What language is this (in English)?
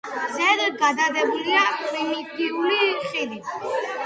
Georgian